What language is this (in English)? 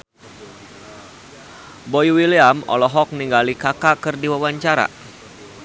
Sundanese